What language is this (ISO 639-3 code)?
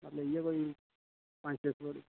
doi